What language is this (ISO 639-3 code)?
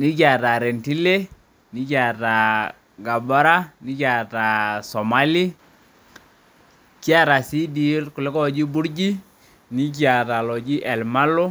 mas